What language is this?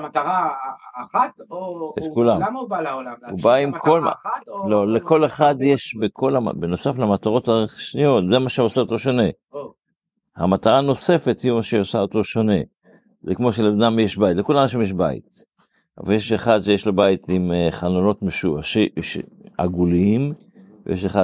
Hebrew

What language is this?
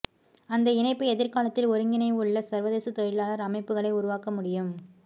Tamil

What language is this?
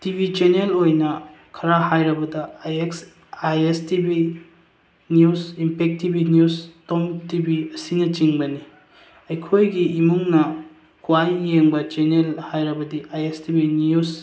Manipuri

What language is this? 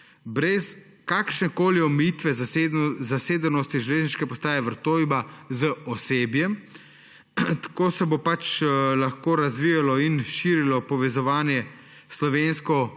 Slovenian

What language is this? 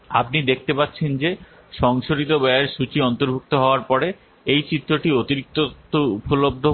Bangla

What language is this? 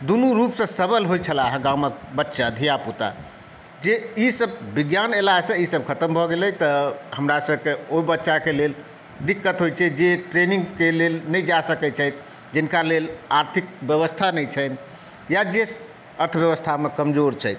Maithili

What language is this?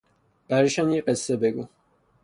Persian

